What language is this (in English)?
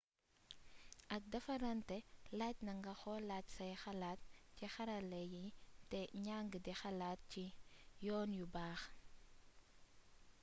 Wolof